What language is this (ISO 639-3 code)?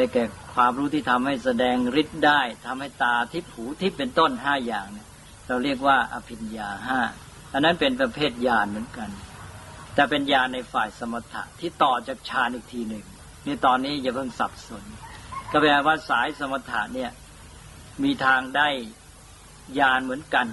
tha